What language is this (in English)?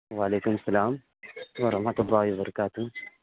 Urdu